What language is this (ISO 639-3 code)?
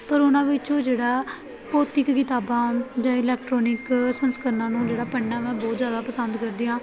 pan